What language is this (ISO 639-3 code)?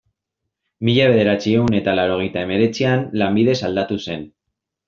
eus